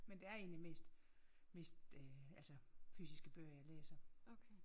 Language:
Danish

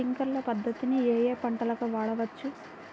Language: Telugu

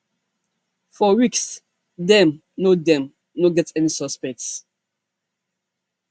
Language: Nigerian Pidgin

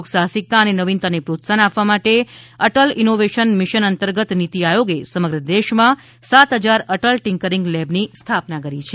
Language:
Gujarati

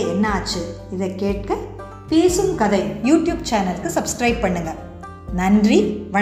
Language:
Tamil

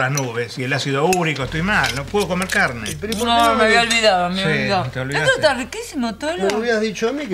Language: Spanish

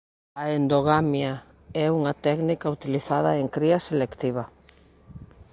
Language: Galician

